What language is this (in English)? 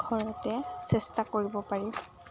Assamese